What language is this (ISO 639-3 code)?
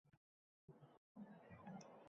uzb